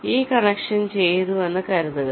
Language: Malayalam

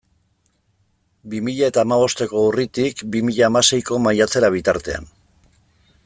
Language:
Basque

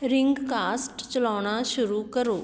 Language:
Punjabi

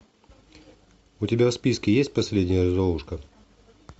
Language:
Russian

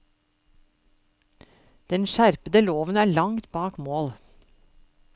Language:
Norwegian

